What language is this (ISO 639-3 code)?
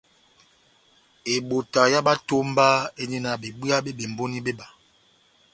bnm